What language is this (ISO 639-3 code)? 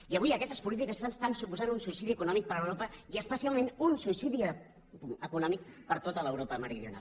cat